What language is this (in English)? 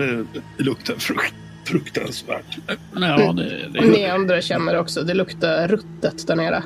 Swedish